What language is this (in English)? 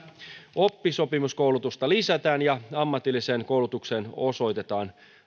Finnish